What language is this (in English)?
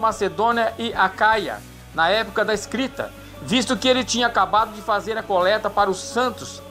Portuguese